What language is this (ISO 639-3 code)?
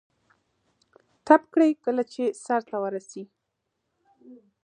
pus